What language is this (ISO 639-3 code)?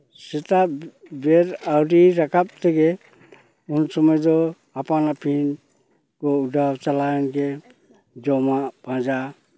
sat